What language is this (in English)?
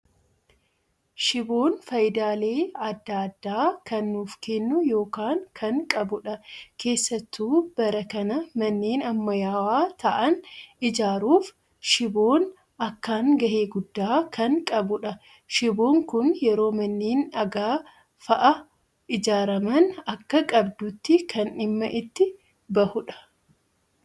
Oromo